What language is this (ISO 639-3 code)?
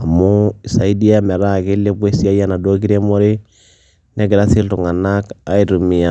mas